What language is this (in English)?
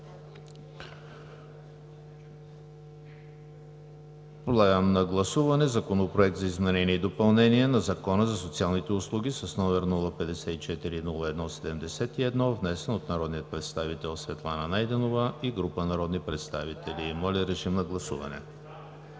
Bulgarian